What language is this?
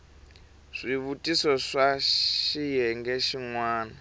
Tsonga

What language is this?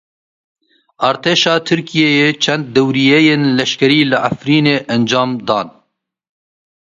Kurdish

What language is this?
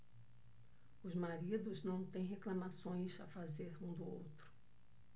Portuguese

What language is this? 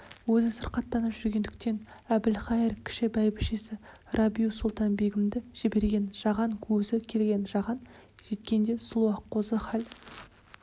Kazakh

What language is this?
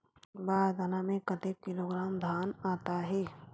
Chhattisgarhi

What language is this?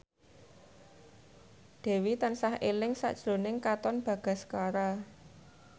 Javanese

